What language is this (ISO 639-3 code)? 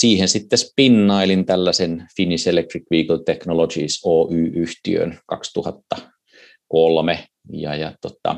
fin